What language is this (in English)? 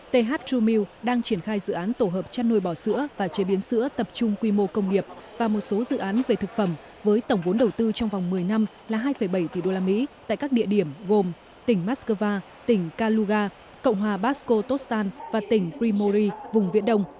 Vietnamese